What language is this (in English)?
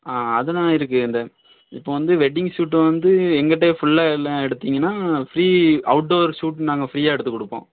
Tamil